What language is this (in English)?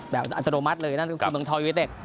Thai